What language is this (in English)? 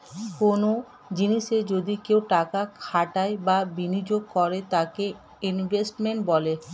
Bangla